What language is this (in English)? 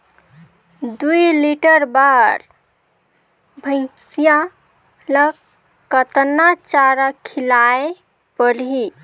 Chhattisgarhi